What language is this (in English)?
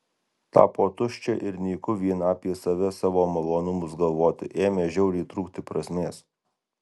Lithuanian